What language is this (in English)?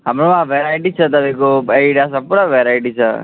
Nepali